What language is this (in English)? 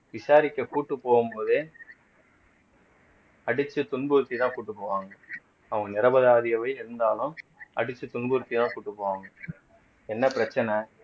Tamil